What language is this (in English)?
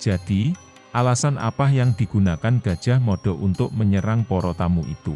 Indonesian